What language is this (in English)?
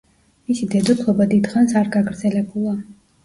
Georgian